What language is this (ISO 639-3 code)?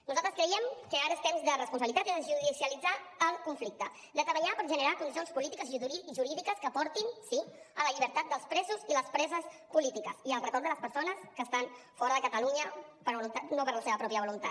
cat